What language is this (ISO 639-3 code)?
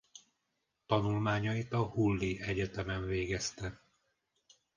hun